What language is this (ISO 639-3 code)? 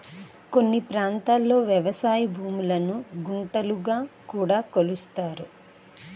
tel